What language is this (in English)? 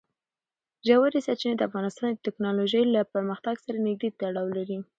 Pashto